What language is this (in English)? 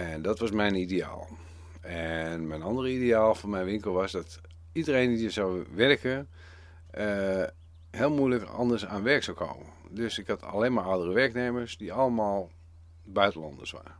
Dutch